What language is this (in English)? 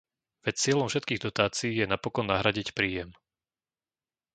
Slovak